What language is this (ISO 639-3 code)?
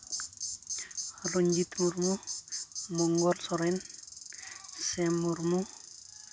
sat